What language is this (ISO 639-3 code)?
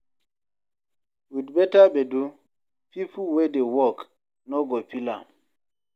pcm